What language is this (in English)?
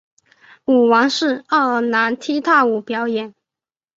Chinese